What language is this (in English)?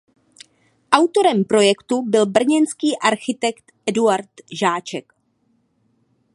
Czech